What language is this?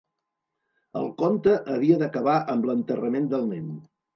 Catalan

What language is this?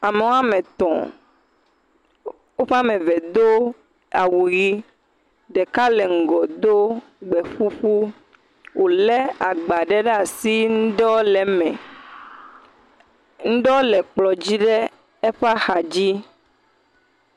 Ewe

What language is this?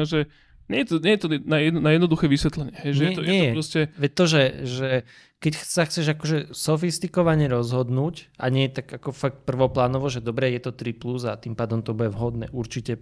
Slovak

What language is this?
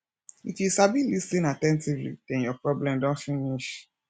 Nigerian Pidgin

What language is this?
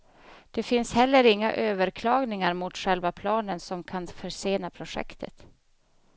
Swedish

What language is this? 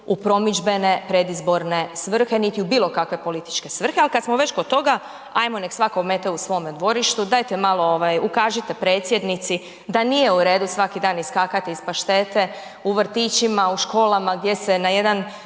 Croatian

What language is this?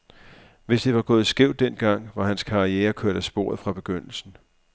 Danish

